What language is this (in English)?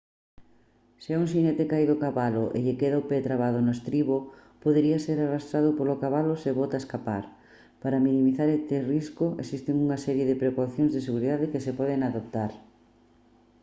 Galician